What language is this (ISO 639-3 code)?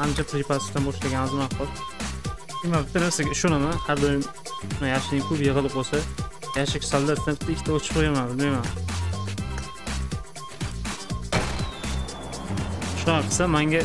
tur